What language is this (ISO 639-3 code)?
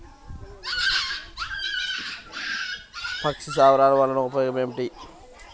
tel